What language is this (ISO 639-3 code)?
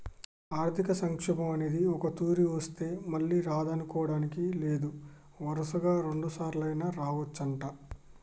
tel